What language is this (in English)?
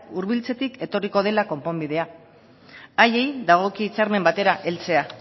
Basque